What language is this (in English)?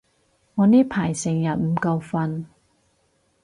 Cantonese